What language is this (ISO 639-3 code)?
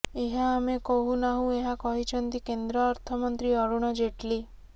ori